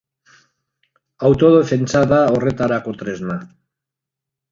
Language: Basque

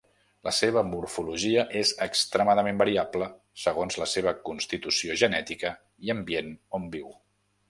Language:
Catalan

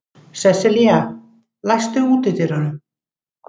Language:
Icelandic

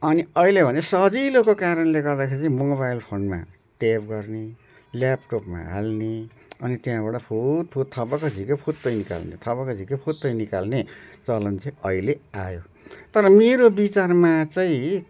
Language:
Nepali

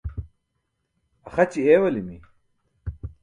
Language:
Burushaski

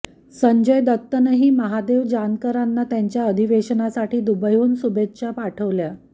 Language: Marathi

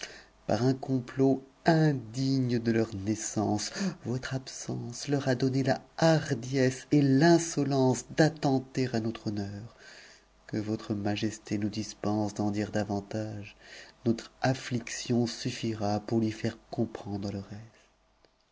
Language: French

